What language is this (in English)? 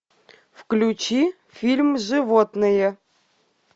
Russian